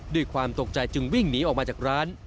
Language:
Thai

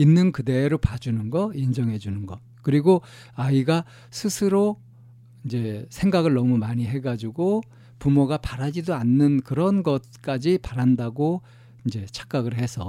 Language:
Korean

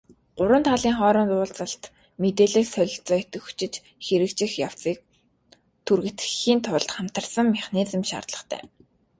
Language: Mongolian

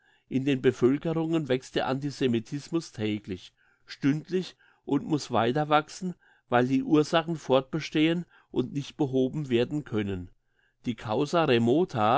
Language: German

